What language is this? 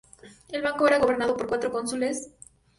Spanish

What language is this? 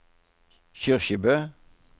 Norwegian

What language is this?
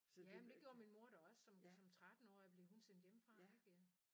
Danish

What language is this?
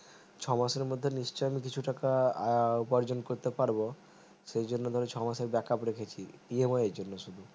Bangla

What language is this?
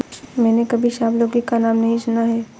Hindi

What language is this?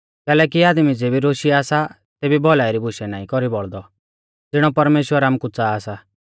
Mahasu Pahari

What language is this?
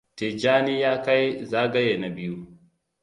Hausa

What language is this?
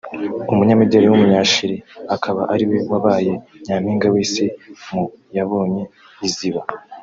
Kinyarwanda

